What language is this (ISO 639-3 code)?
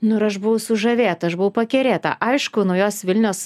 lit